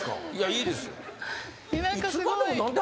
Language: Japanese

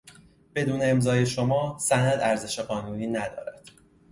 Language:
Persian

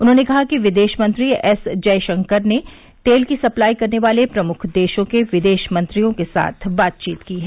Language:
Hindi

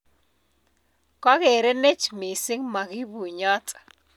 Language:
Kalenjin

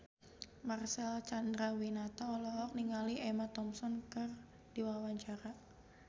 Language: Sundanese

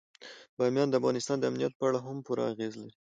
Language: Pashto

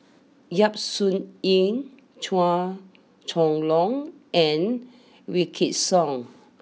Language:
English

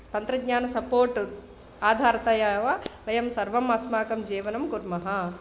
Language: Sanskrit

